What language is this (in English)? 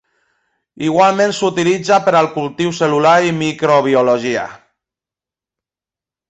Catalan